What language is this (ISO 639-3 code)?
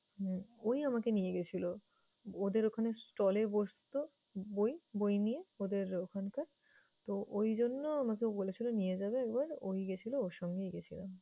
ben